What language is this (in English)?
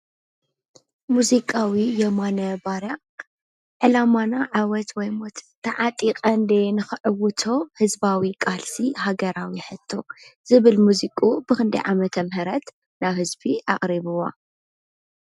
Tigrinya